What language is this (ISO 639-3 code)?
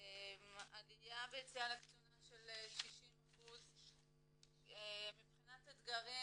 heb